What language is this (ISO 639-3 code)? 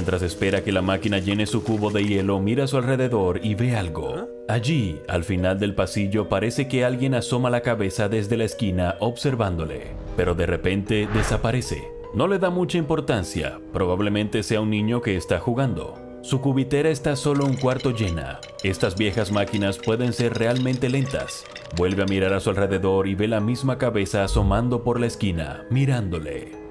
spa